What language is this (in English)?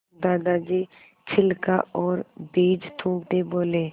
Hindi